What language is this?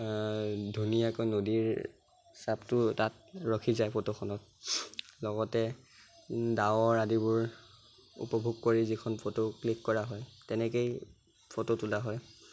Assamese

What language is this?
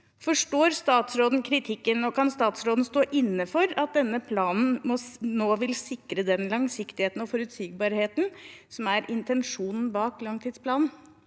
Norwegian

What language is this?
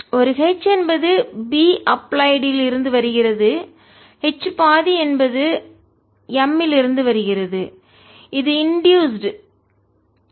Tamil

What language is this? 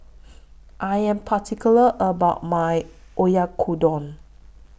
English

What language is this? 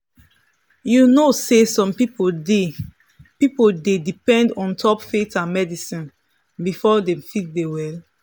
Nigerian Pidgin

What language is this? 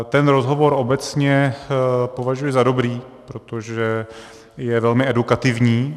Czech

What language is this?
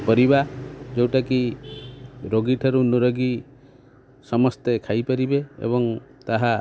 Odia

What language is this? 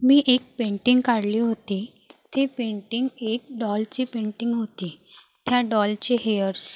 Marathi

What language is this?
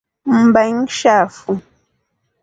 Rombo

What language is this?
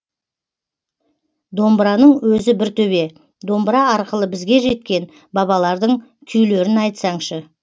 Kazakh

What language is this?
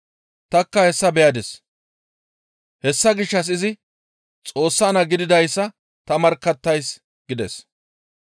Gamo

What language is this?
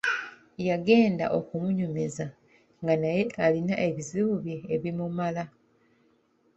Ganda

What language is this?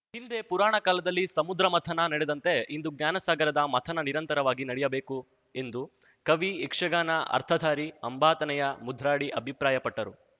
Kannada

